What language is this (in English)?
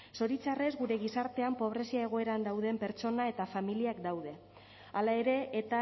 Basque